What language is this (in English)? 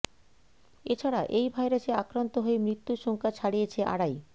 Bangla